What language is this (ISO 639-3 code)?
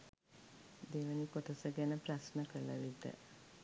sin